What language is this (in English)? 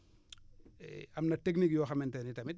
Wolof